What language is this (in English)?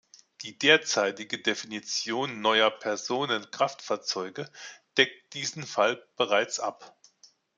German